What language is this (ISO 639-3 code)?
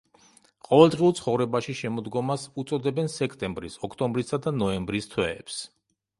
kat